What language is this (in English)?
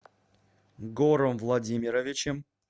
Russian